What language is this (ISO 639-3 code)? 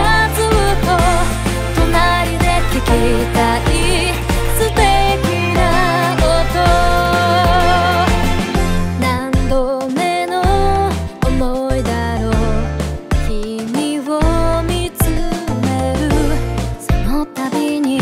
kor